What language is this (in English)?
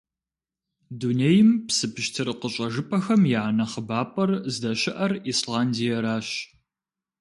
Kabardian